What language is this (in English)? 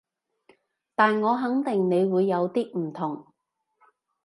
Cantonese